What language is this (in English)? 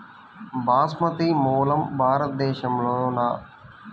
Telugu